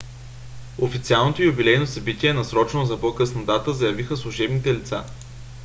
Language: Bulgarian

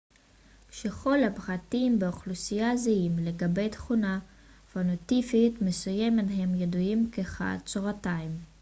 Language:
Hebrew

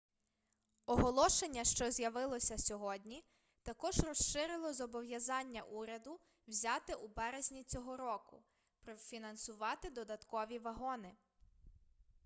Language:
Ukrainian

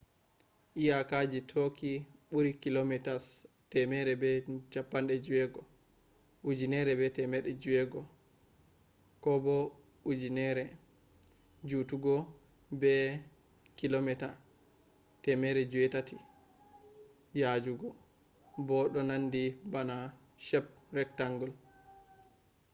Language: Fula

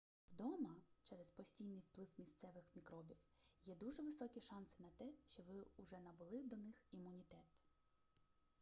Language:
Ukrainian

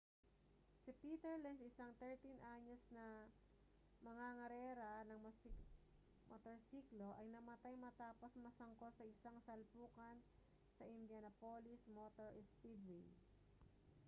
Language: Filipino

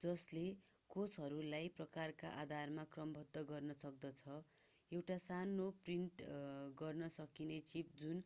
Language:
Nepali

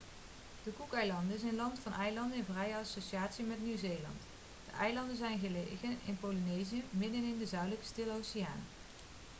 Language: Dutch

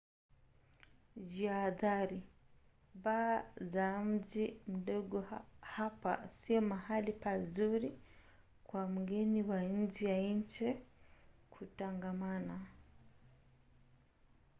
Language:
Swahili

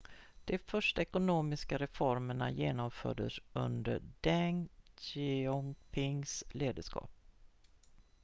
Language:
Swedish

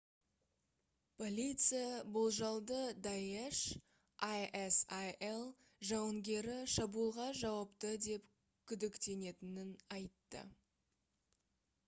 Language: Kazakh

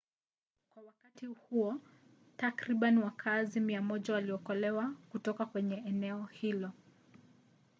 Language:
Swahili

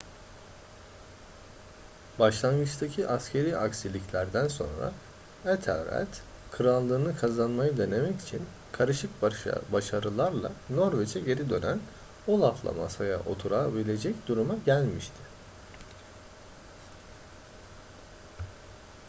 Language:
Turkish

